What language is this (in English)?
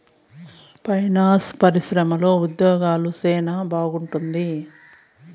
Telugu